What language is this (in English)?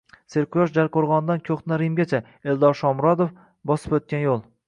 Uzbek